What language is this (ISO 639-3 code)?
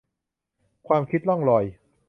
tha